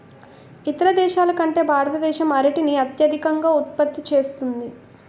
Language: Telugu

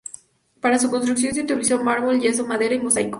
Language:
Spanish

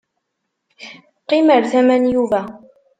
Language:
Kabyle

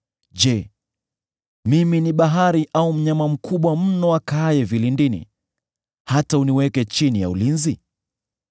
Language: Swahili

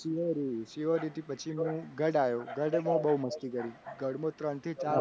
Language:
Gujarati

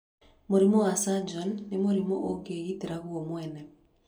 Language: Kikuyu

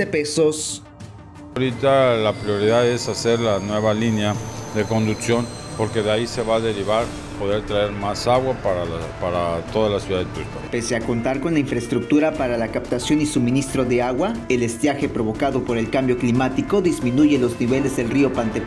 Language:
Spanish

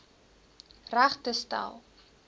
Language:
Afrikaans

